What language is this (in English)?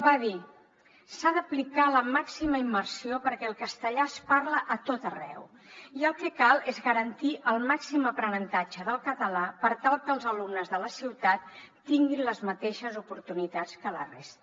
Catalan